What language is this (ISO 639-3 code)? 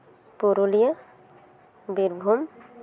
sat